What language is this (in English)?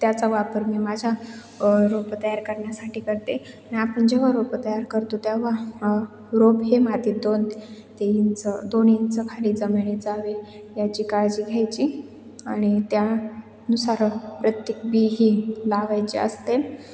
Marathi